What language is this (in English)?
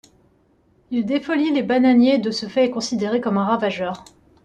French